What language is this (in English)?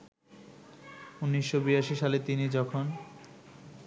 Bangla